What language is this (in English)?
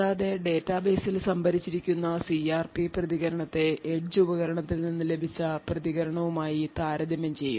Malayalam